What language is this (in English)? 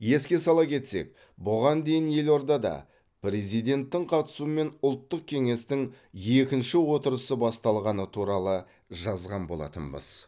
Kazakh